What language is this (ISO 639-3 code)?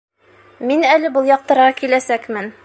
bak